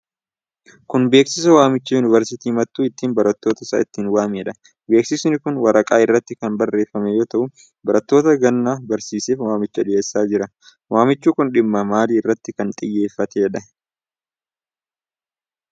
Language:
Oromo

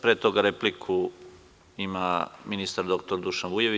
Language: Serbian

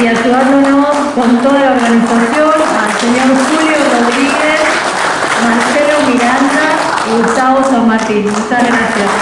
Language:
Spanish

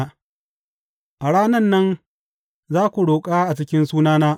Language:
Hausa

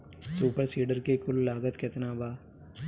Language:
Bhojpuri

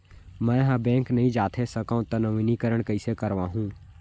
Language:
Chhattisgarhi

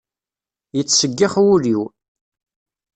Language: Kabyle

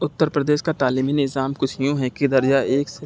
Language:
Urdu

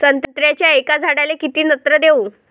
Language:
Marathi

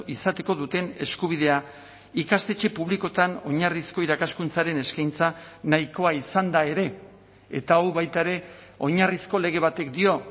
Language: Basque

